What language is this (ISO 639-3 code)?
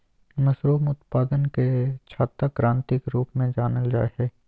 mag